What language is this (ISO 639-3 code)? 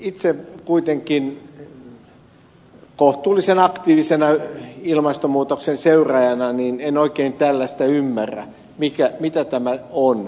fin